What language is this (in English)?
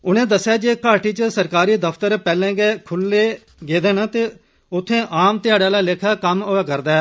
Dogri